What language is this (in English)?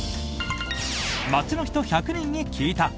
Japanese